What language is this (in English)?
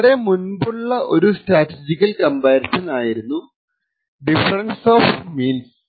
Malayalam